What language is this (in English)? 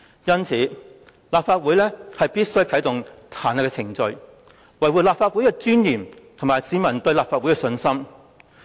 Cantonese